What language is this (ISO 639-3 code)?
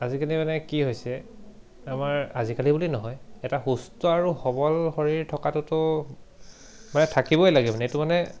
asm